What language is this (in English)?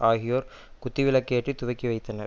Tamil